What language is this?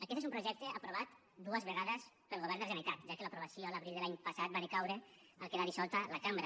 Catalan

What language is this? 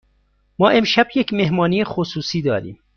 Persian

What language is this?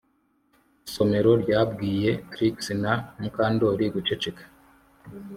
Kinyarwanda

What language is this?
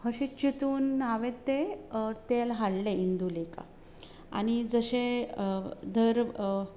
Konkani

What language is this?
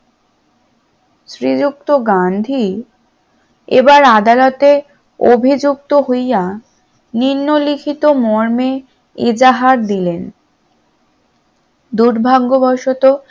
Bangla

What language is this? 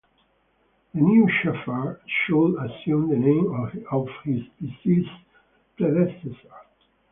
English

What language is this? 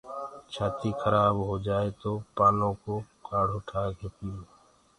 Gurgula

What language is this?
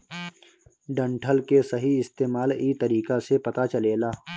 Bhojpuri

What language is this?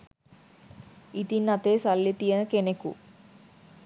Sinhala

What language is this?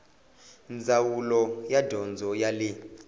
Tsonga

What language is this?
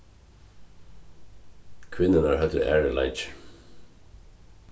Faroese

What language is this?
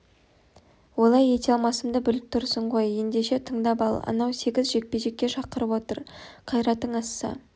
Kazakh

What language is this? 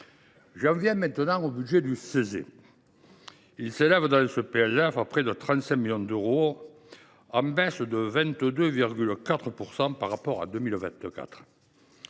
French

